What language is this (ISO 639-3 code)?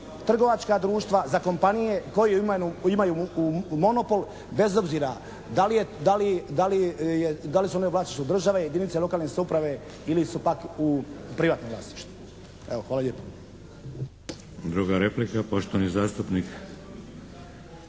hrv